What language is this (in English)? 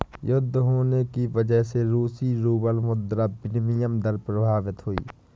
Hindi